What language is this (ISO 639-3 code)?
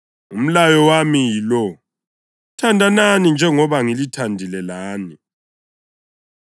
nde